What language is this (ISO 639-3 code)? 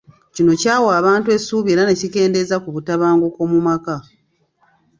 lug